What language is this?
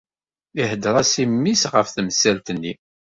Kabyle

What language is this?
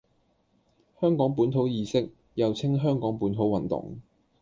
Cantonese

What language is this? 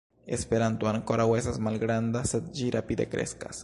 Esperanto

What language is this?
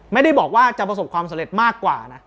Thai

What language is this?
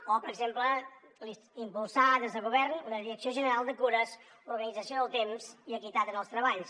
Catalan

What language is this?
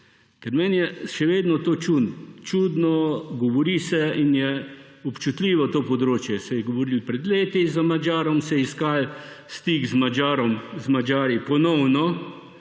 Slovenian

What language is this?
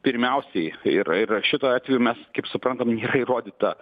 Lithuanian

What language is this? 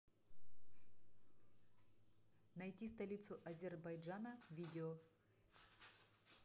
Russian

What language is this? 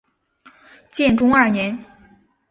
Chinese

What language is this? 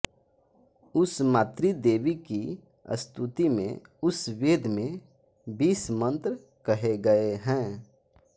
Hindi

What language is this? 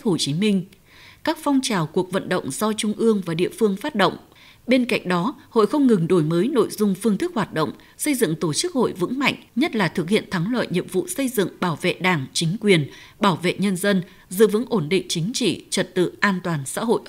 Vietnamese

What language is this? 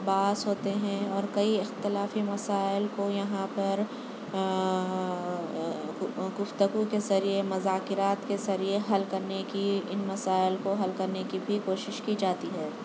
Urdu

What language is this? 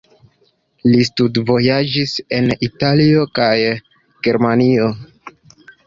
Esperanto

